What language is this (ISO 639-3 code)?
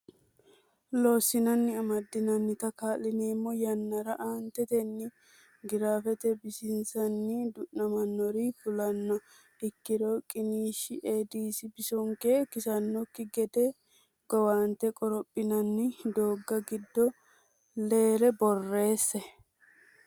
sid